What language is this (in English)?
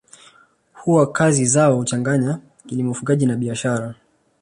Swahili